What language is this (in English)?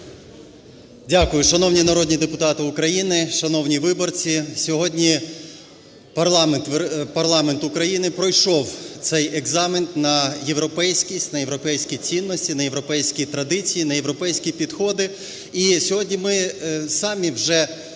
Ukrainian